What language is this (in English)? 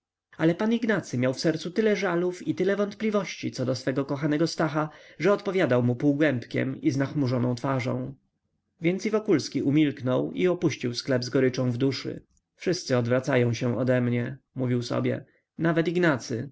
Polish